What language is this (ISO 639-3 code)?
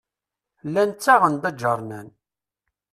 kab